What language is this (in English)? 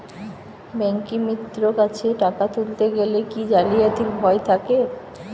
Bangla